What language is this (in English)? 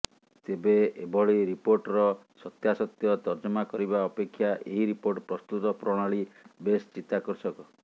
Odia